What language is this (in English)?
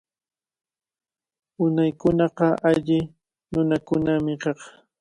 Cajatambo North Lima Quechua